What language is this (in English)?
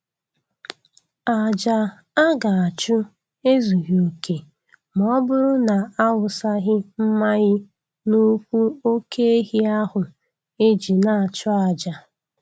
Igbo